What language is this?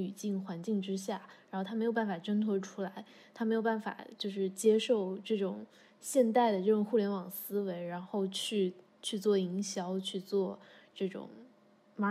Chinese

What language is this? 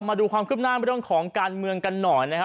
Thai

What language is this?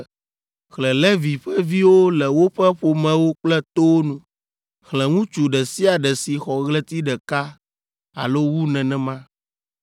Ewe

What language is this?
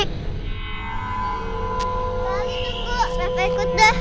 Indonesian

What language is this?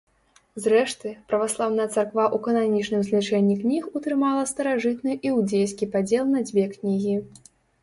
Belarusian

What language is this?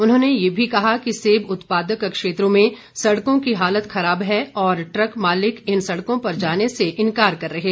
Hindi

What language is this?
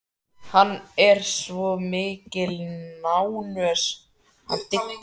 Icelandic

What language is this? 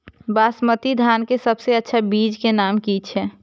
Maithili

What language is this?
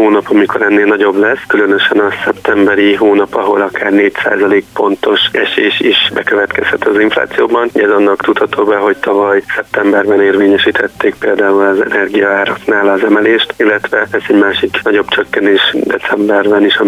Hungarian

